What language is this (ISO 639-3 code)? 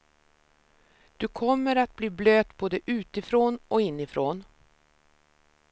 swe